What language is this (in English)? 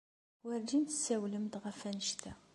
Kabyle